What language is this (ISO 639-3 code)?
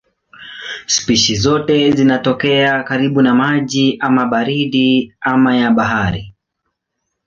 swa